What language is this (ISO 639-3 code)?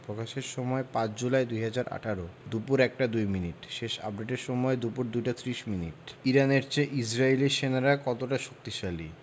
ben